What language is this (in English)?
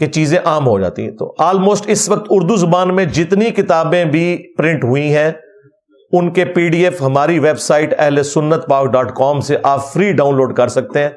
Urdu